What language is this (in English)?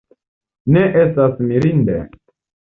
Esperanto